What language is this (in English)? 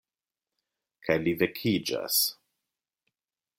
Esperanto